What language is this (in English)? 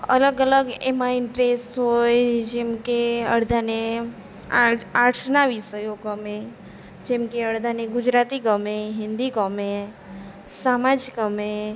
Gujarati